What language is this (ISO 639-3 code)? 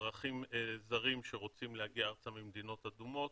heb